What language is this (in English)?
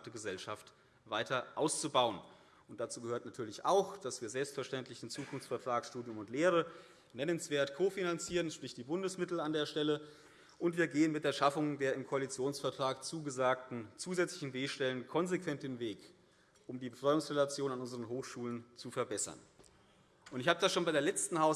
German